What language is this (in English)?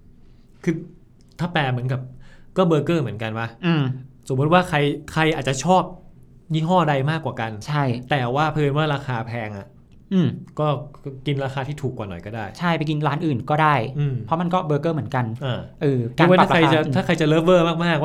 Thai